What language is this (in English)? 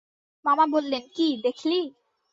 Bangla